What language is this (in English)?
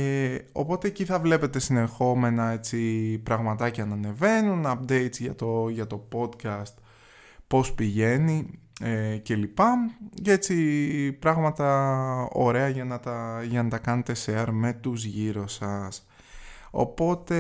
Greek